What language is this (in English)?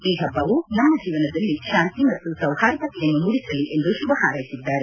Kannada